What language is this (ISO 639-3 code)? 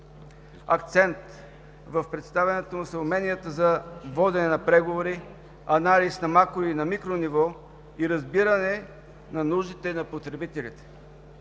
bul